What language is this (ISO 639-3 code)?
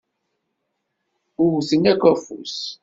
kab